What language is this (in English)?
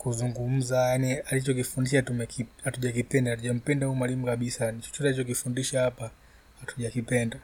Swahili